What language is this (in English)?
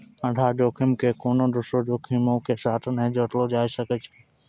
Maithili